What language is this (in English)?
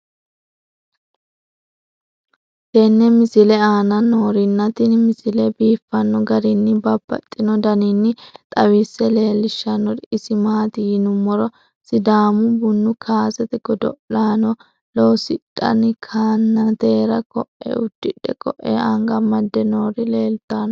Sidamo